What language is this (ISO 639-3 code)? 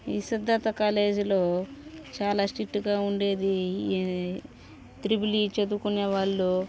tel